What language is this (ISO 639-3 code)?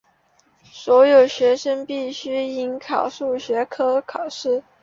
zho